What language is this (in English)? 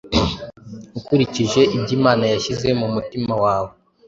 Kinyarwanda